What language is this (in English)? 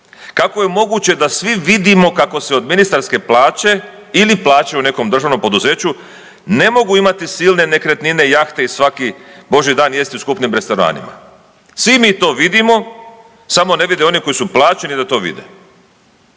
Croatian